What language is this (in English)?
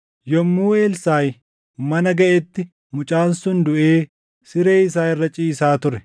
Oromo